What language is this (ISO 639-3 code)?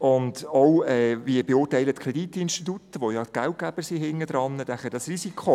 gsw